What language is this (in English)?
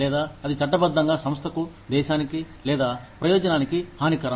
Telugu